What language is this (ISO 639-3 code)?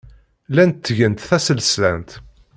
kab